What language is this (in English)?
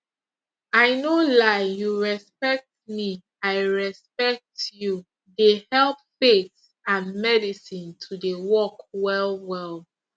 Nigerian Pidgin